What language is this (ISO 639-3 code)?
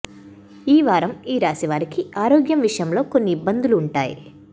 tel